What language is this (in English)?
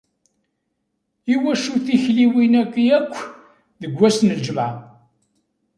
Kabyle